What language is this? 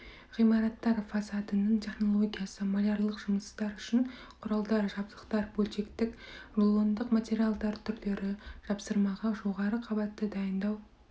Kazakh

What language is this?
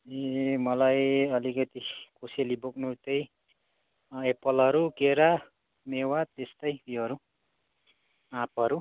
Nepali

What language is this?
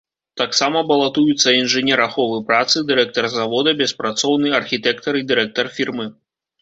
Belarusian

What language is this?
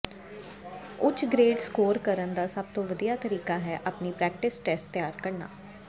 Punjabi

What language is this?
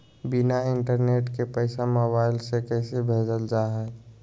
Magahi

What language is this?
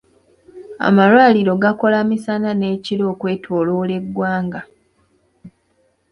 Ganda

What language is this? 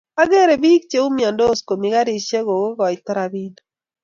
Kalenjin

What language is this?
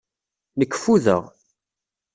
Kabyle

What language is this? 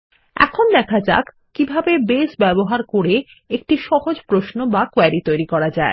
Bangla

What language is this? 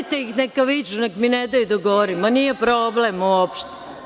Serbian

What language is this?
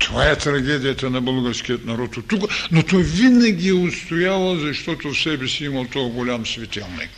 Bulgarian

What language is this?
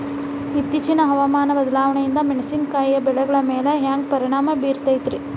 Kannada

